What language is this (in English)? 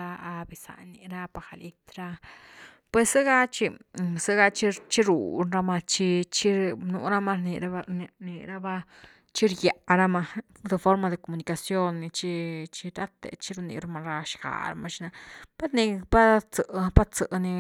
Güilá Zapotec